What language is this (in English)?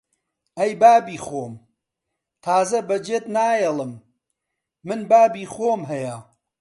Central Kurdish